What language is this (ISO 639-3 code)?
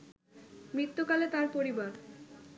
ben